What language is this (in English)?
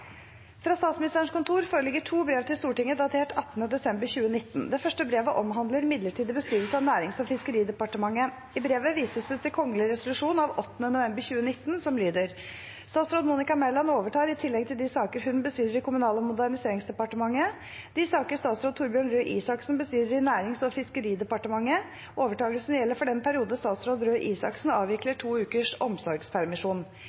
Norwegian Bokmål